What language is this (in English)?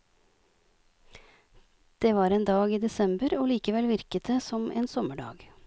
Norwegian